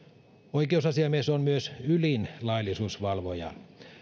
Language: Finnish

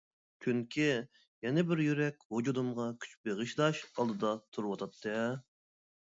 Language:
Uyghur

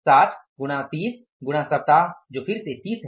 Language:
Hindi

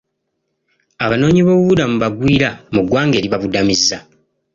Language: Ganda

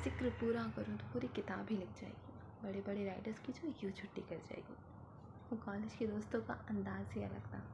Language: Hindi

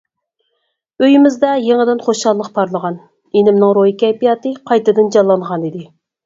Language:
Uyghur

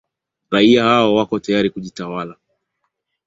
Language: Swahili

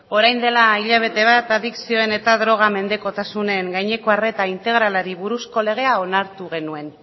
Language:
Basque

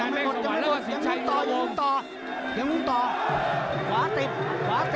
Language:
Thai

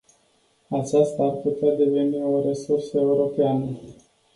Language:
Romanian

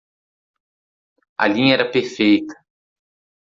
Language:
Portuguese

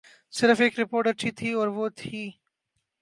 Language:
Urdu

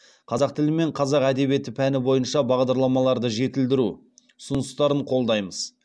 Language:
Kazakh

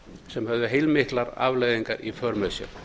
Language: Icelandic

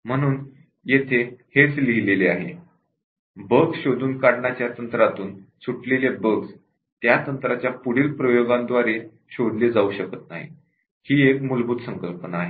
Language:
Marathi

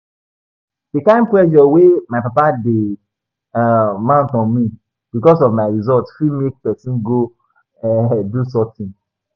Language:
Nigerian Pidgin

